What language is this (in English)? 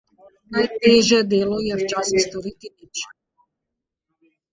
Slovenian